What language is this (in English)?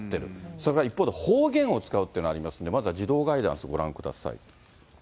Japanese